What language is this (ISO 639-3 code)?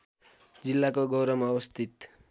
nep